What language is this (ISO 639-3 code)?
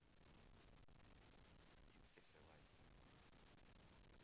rus